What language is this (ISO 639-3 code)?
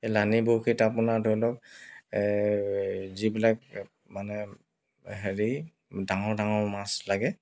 asm